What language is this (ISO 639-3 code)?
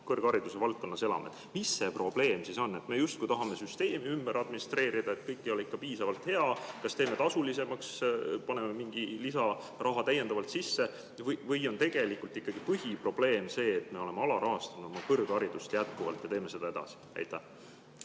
est